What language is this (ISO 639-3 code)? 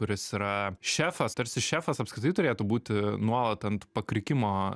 lit